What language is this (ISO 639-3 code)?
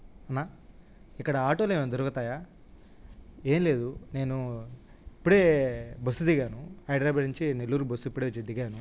tel